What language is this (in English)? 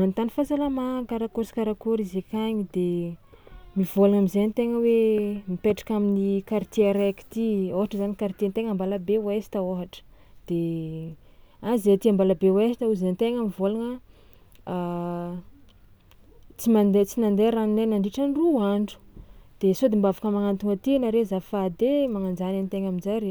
Tsimihety Malagasy